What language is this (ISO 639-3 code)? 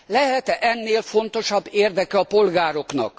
hun